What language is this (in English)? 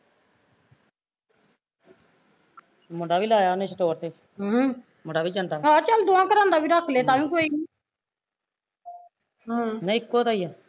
Punjabi